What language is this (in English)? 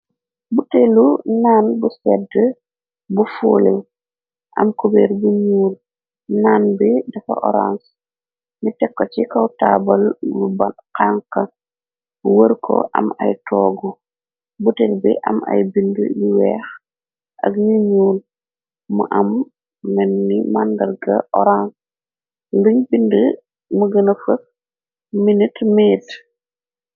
Wolof